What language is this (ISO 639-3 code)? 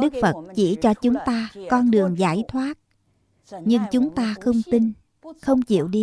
vie